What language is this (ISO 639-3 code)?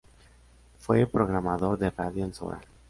spa